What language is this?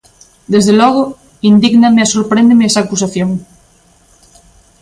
Galician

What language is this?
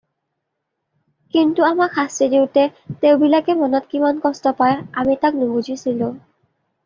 Assamese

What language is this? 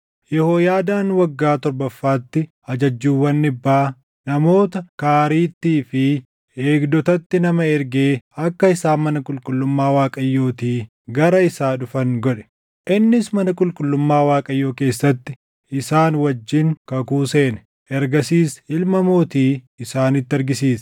Oromo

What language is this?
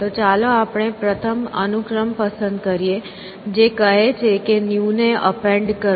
Gujarati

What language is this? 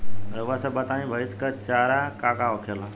Bhojpuri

